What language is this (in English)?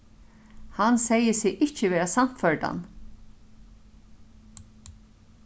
Faroese